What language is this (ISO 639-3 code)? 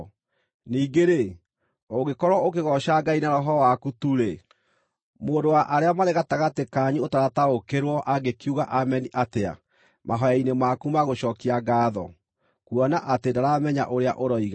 kik